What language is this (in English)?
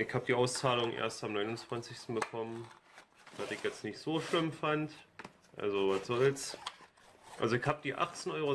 German